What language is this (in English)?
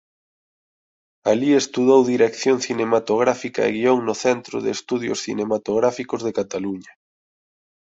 Galician